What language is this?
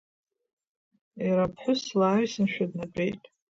Abkhazian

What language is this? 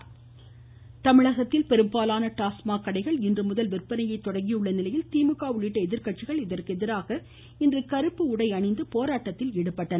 Tamil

